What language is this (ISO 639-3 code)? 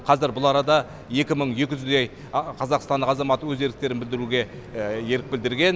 kaz